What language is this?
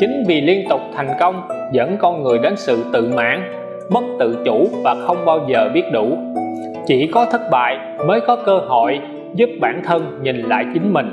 Vietnamese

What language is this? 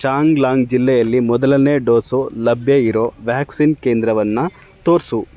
Kannada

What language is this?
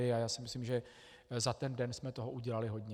Czech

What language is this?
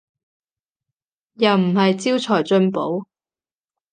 Cantonese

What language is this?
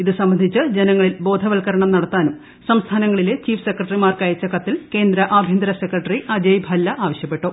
Malayalam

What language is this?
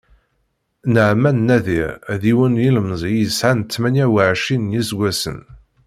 Kabyle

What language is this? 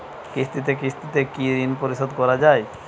Bangla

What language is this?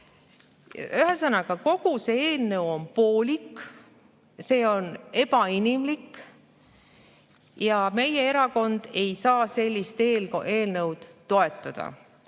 Estonian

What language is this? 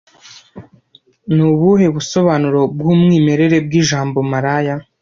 Kinyarwanda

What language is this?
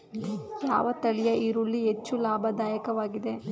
Kannada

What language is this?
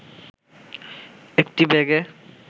Bangla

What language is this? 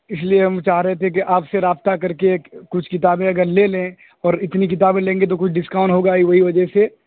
Urdu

